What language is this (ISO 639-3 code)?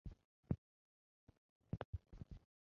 zho